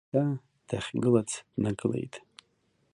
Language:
Abkhazian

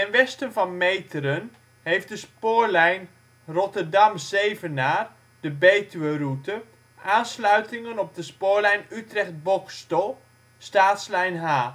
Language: Dutch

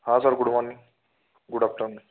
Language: Marathi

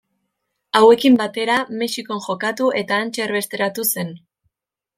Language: Basque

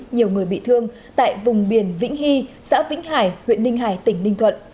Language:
Vietnamese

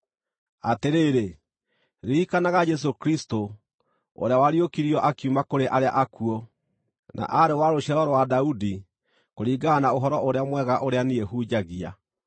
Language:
Kikuyu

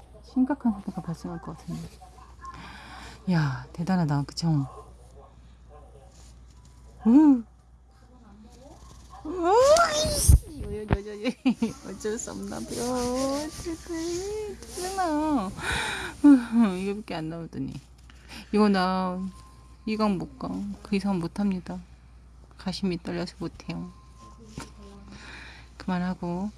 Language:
Korean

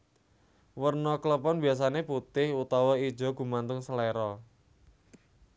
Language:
Javanese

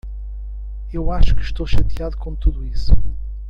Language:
Portuguese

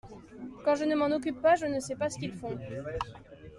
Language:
French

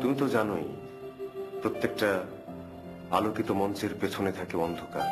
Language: Bangla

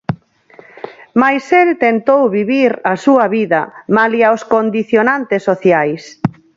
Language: Galician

